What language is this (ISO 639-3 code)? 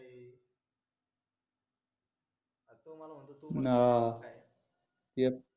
mar